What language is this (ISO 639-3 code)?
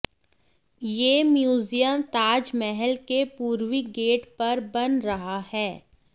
hin